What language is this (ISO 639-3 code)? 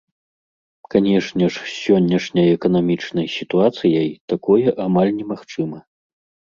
bel